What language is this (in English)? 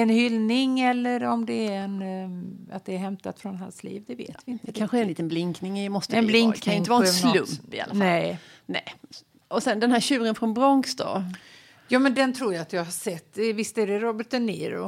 Swedish